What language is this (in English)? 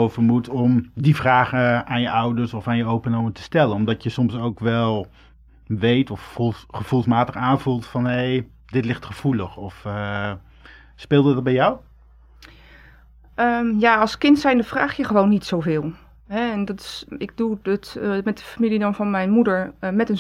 Dutch